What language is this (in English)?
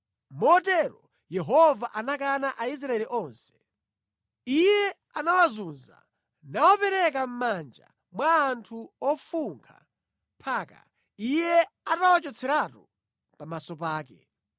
Nyanja